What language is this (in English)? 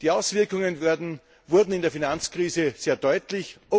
German